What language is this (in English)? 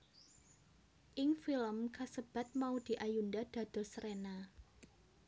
Javanese